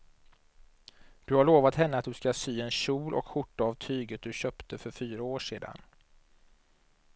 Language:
Swedish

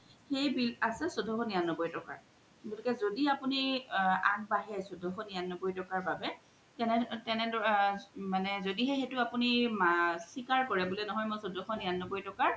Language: Assamese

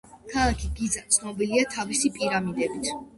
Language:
Georgian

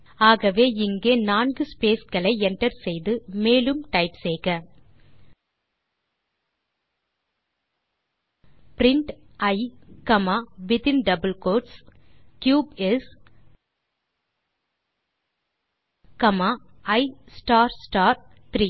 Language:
Tamil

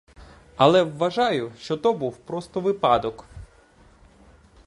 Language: Ukrainian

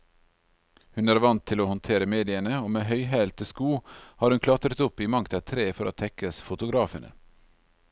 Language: Norwegian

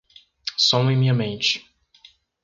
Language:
Portuguese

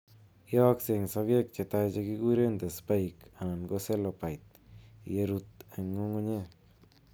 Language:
Kalenjin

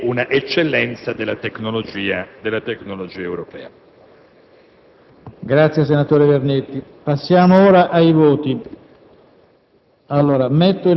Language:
Italian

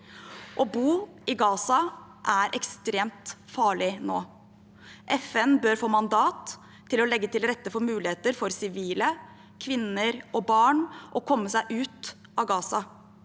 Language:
Norwegian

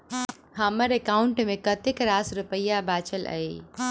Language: Maithili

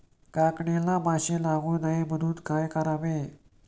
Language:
Marathi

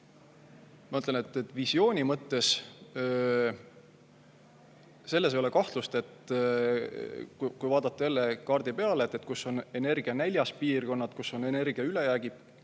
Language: Estonian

